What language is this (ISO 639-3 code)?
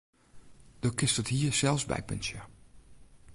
fry